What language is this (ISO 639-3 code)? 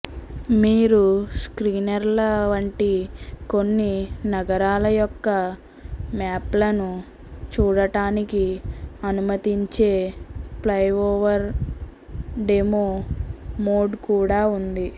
tel